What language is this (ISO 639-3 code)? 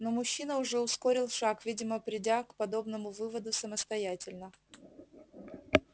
rus